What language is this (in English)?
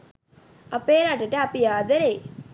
Sinhala